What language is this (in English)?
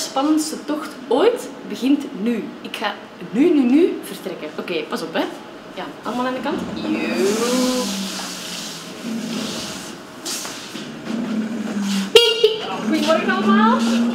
Dutch